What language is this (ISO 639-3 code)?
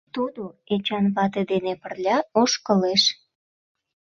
chm